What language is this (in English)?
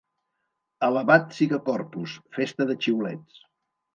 Catalan